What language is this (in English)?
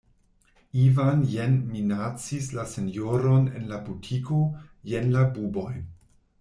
Esperanto